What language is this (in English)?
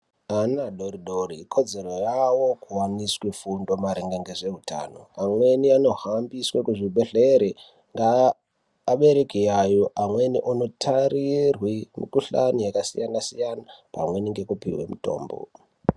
Ndau